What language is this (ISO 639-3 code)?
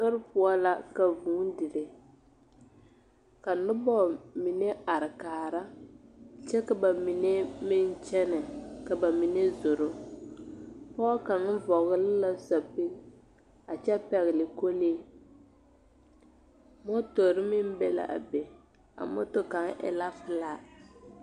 dga